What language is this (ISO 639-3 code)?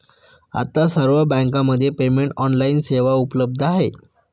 mar